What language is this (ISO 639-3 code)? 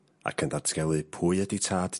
cym